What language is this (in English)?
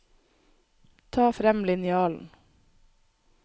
Norwegian